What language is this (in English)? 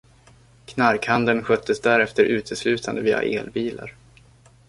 Swedish